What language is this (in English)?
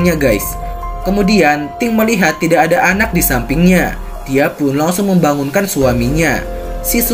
Indonesian